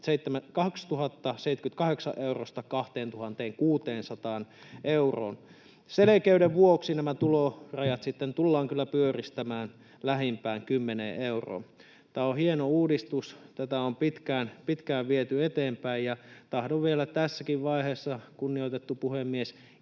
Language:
Finnish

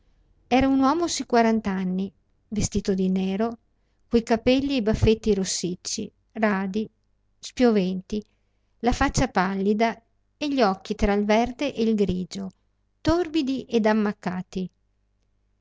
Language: Italian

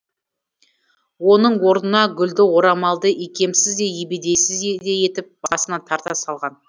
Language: Kazakh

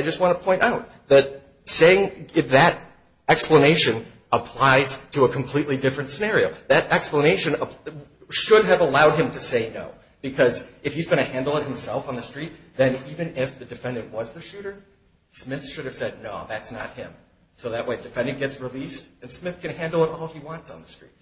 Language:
English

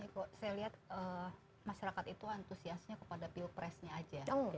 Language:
Indonesian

